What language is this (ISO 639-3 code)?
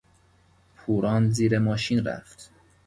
fas